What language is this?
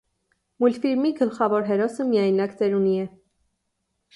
Armenian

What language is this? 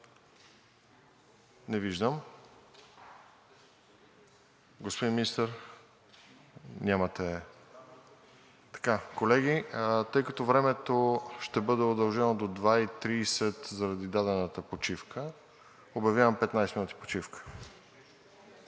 Bulgarian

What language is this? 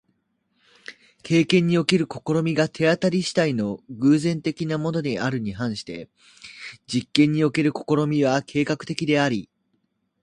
Japanese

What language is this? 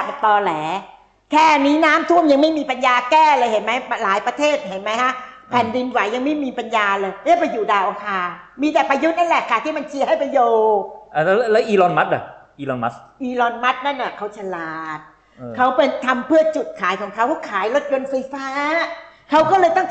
Thai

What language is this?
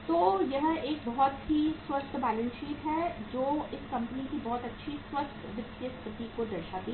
Hindi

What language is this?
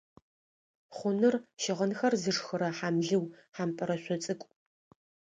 Adyghe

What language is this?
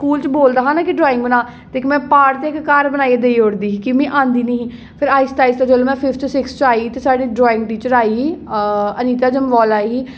Dogri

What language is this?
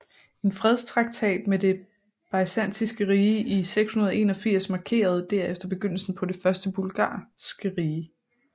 Danish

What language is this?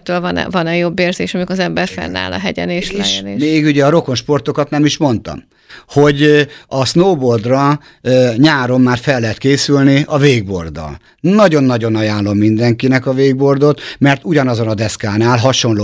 Hungarian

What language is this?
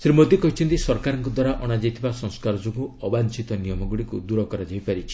Odia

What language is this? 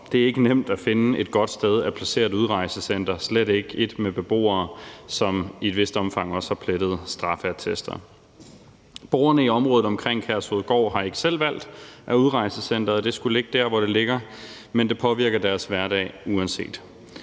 Danish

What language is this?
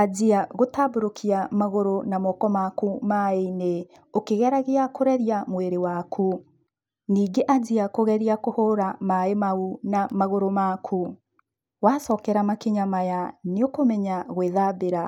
Kikuyu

